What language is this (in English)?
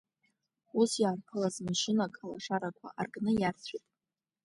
Abkhazian